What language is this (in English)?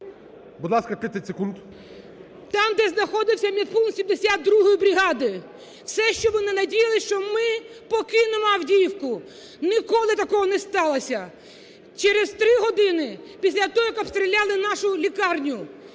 Ukrainian